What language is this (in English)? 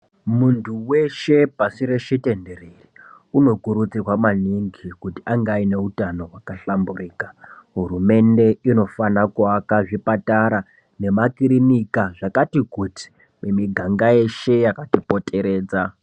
Ndau